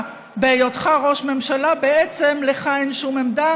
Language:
Hebrew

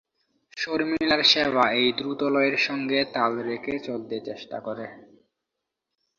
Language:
Bangla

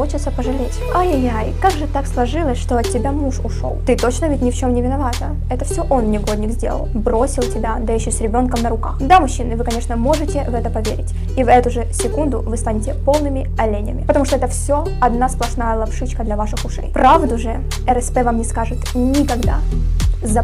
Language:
Russian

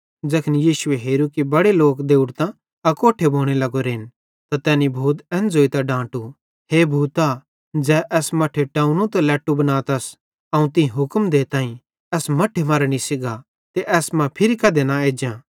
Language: Bhadrawahi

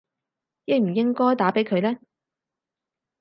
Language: Cantonese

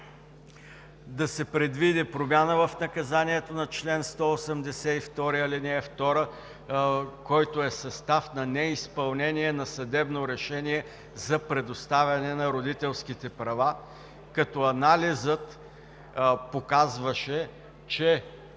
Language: Bulgarian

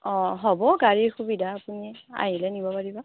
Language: Assamese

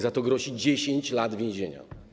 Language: Polish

